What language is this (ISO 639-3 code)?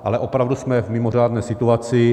ces